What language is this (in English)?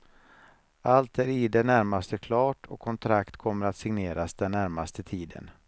Swedish